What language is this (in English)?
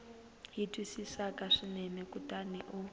Tsonga